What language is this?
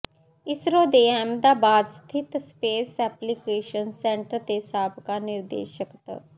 Punjabi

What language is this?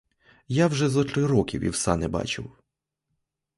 Ukrainian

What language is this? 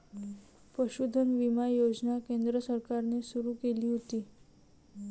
Marathi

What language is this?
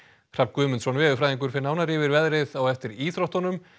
Icelandic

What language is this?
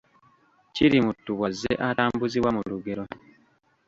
Ganda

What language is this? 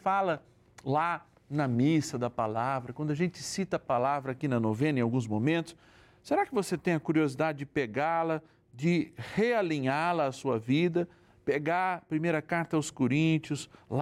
Portuguese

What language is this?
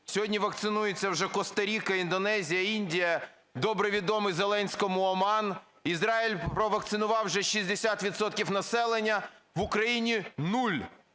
Ukrainian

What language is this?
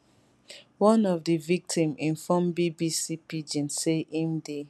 Nigerian Pidgin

